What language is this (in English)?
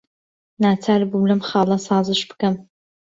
Central Kurdish